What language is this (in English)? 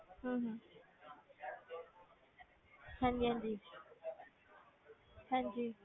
Punjabi